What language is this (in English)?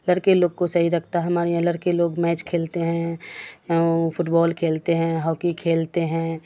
Urdu